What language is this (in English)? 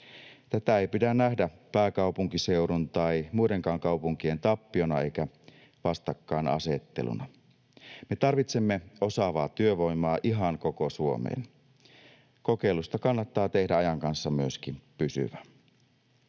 Finnish